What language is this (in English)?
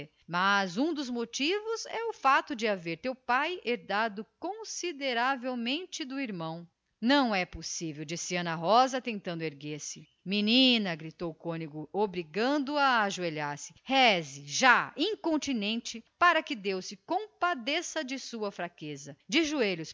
Portuguese